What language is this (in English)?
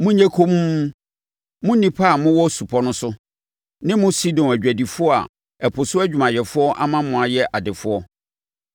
Akan